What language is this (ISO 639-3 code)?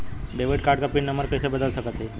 bho